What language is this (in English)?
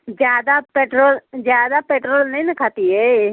Hindi